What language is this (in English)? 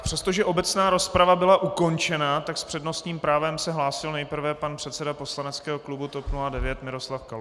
Czech